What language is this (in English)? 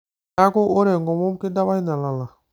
Masai